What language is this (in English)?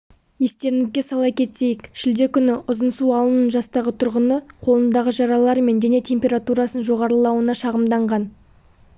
Kazakh